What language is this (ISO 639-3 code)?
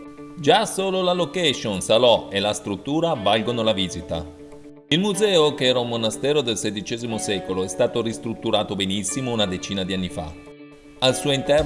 ita